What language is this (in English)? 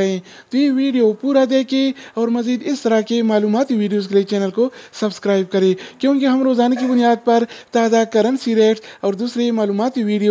Hindi